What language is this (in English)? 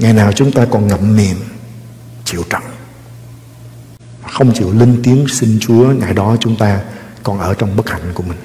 Vietnamese